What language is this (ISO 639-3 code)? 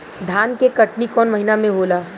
bho